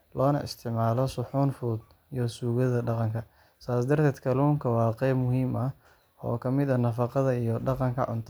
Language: Somali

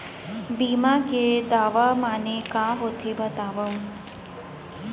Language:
Chhattisgarhi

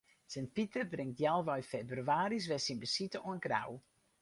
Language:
Western Frisian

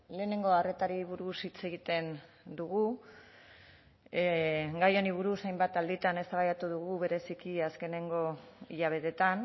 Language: Basque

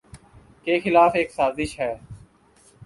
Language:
Urdu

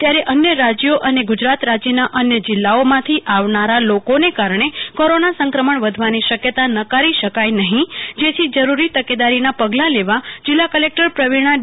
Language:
Gujarati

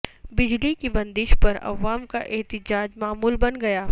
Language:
Urdu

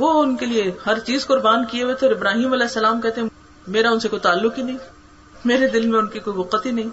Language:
Urdu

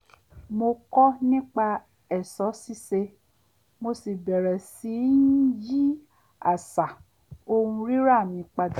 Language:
Yoruba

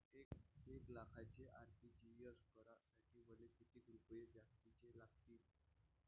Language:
Marathi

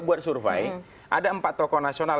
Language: Indonesian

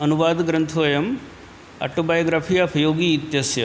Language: Sanskrit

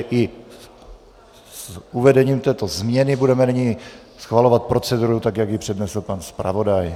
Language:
Czech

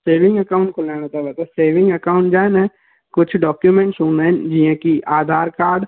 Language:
Sindhi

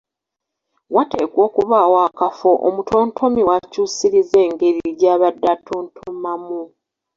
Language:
Ganda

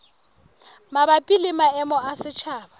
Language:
Southern Sotho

